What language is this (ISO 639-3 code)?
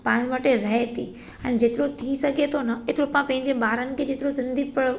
snd